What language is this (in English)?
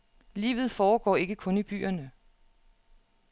Danish